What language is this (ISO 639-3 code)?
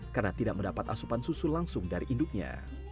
ind